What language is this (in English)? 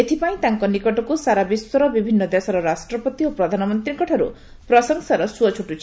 Odia